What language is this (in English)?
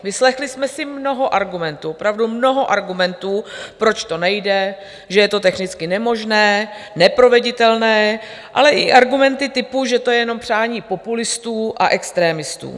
Czech